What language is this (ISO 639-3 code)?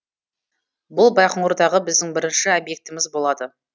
kaz